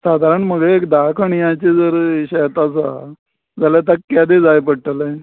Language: Konkani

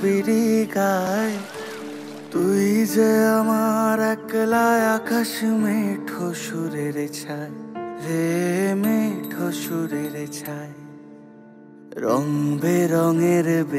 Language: Hindi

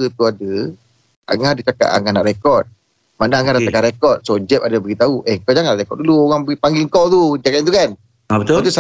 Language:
Malay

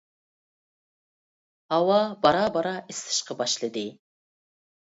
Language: Uyghur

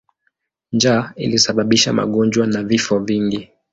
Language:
Swahili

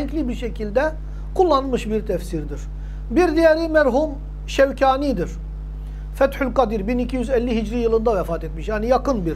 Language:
Turkish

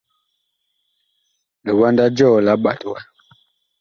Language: Bakoko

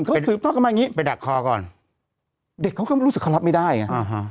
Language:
Thai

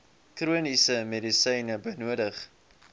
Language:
Afrikaans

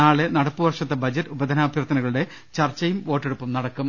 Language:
Malayalam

